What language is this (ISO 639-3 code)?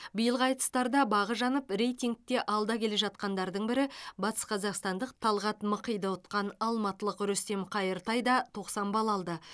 kaz